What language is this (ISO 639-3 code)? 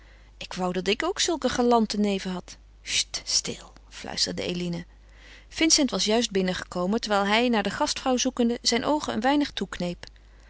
nld